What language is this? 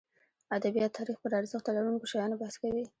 Pashto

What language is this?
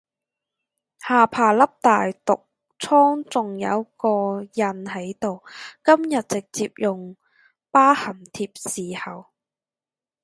Cantonese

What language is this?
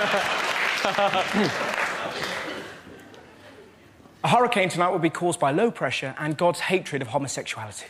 English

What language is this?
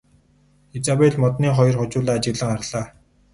Mongolian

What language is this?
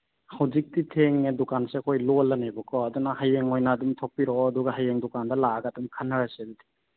Manipuri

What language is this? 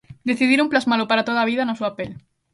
Galician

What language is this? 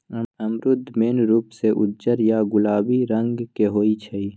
Magahi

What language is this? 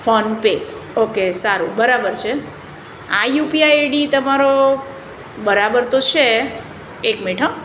Gujarati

